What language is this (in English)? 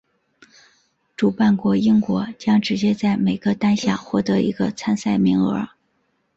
Chinese